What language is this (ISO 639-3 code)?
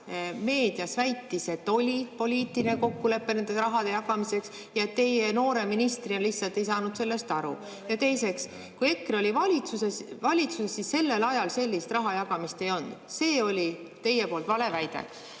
est